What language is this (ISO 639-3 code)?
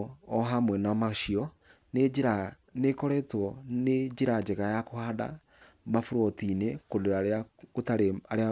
kik